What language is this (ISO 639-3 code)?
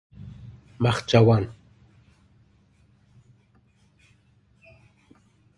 fas